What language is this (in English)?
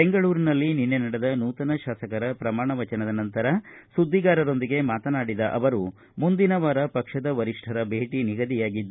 Kannada